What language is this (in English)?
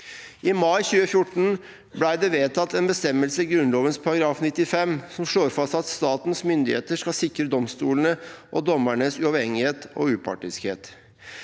Norwegian